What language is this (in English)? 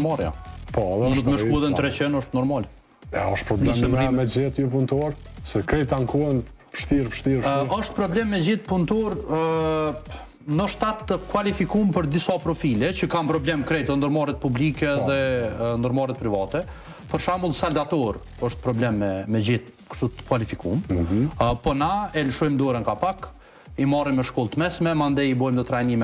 Romanian